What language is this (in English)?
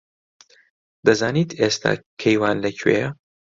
Central Kurdish